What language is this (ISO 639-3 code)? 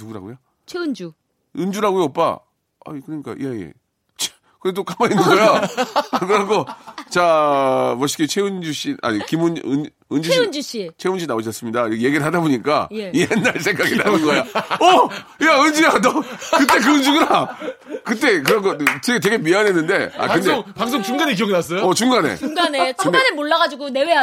kor